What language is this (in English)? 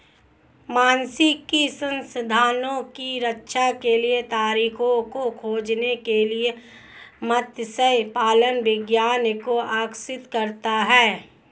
Hindi